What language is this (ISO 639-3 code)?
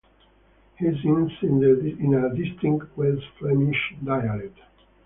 eng